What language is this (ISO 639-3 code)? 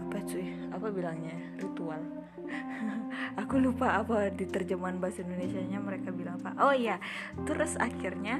ind